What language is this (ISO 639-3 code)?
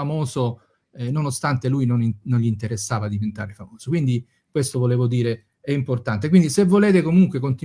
ita